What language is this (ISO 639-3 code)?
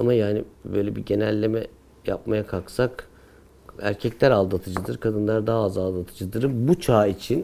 tur